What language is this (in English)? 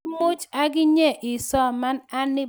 Kalenjin